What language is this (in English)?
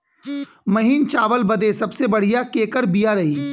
Bhojpuri